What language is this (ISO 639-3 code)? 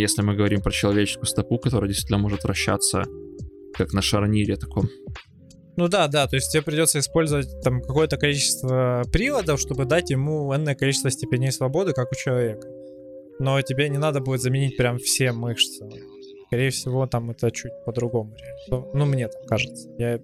rus